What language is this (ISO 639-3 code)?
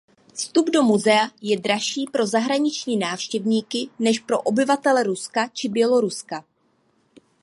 ces